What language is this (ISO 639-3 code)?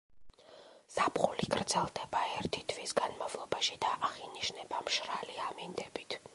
kat